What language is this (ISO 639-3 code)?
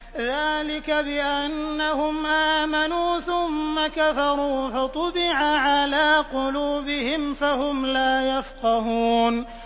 ara